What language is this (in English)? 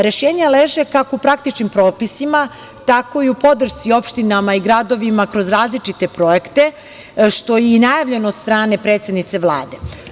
Serbian